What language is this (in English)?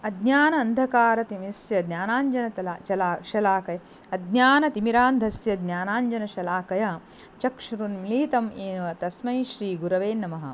Sanskrit